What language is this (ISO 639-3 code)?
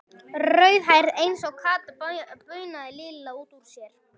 isl